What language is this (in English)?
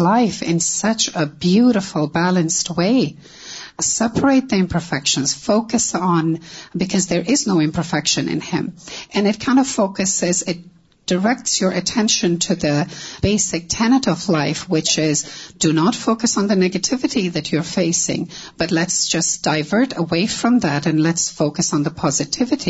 Urdu